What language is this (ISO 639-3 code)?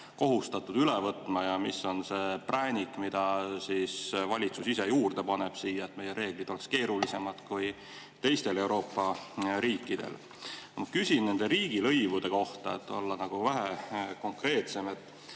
est